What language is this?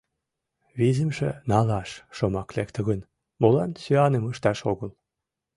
Mari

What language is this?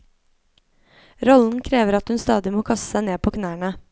Norwegian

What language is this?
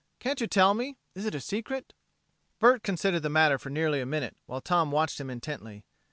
English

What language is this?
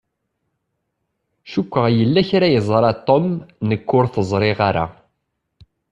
Kabyle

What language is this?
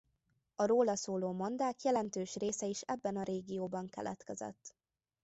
Hungarian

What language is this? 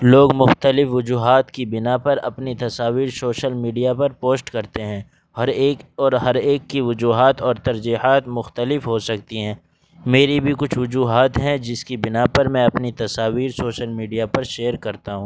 Urdu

